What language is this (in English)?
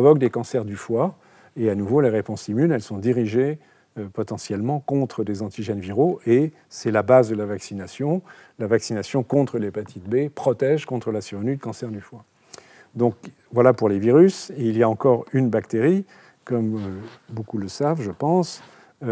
French